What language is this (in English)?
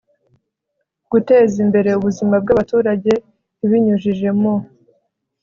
Kinyarwanda